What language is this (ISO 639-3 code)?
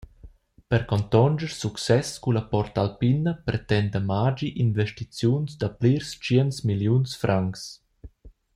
roh